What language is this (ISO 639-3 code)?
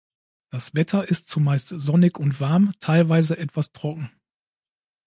deu